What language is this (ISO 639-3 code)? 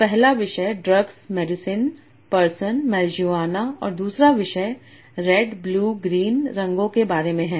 hin